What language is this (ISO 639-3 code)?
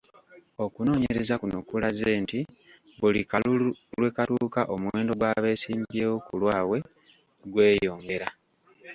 lug